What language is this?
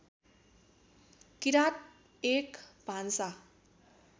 Nepali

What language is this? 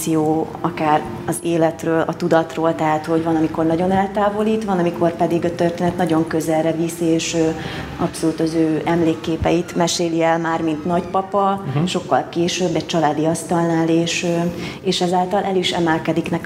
Hungarian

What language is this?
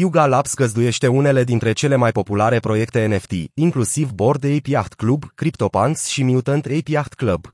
Romanian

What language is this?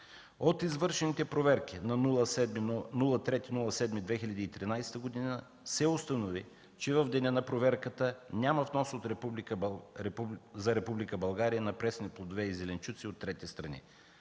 Bulgarian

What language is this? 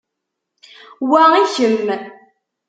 Kabyle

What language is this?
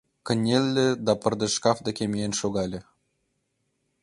Mari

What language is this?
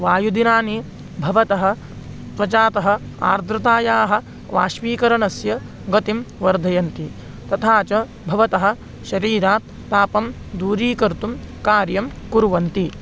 Sanskrit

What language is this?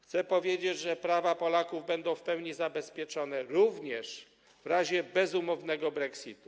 Polish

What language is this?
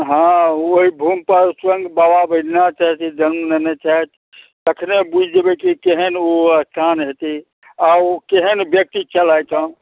Maithili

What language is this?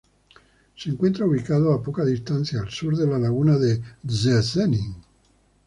Spanish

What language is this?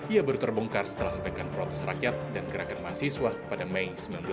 Indonesian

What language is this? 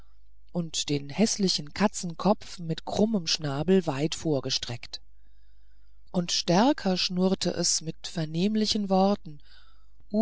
German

